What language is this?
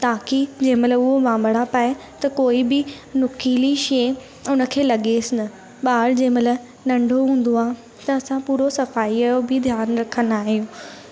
Sindhi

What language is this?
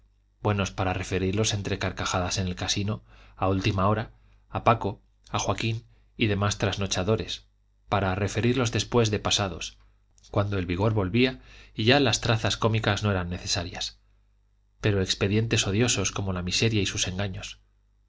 Spanish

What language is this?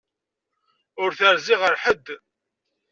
Kabyle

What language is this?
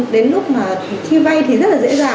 Vietnamese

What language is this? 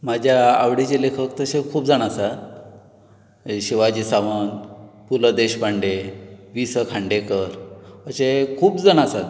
Konkani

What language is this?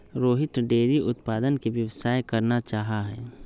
Magahi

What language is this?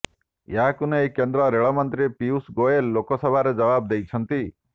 Odia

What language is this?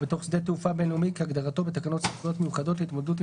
Hebrew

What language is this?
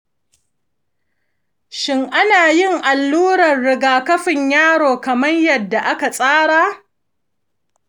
Hausa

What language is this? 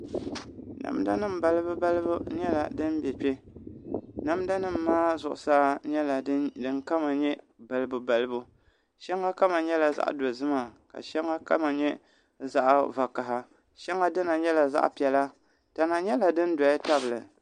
Dagbani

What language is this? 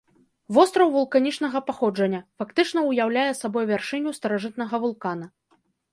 Belarusian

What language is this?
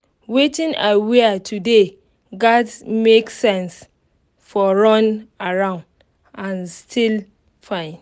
Nigerian Pidgin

